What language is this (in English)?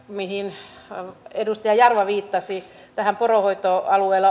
Finnish